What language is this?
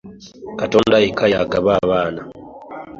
Ganda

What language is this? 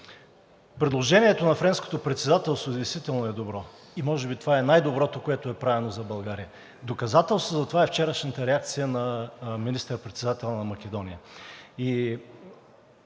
Bulgarian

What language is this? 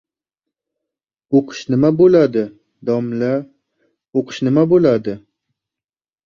Uzbek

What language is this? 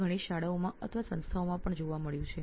Gujarati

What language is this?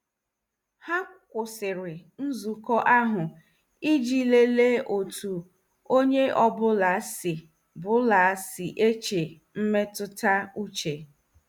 Igbo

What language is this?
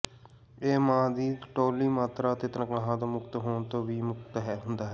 Punjabi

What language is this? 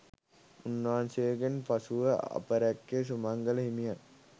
Sinhala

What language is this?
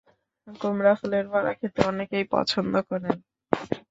Bangla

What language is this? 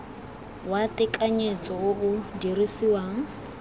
Tswana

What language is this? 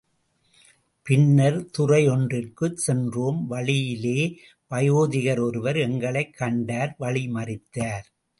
Tamil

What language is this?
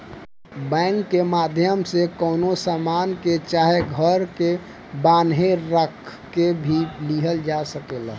Bhojpuri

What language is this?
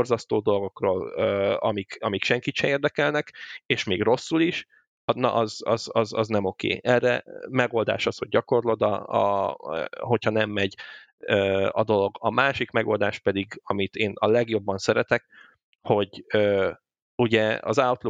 Hungarian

